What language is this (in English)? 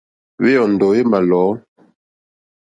Mokpwe